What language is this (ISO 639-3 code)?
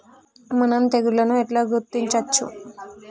tel